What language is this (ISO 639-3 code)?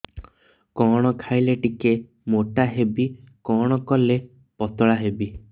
ori